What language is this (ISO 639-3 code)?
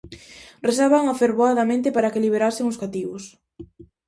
glg